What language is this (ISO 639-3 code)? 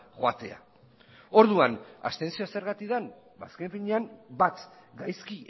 eus